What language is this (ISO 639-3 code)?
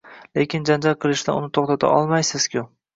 uzb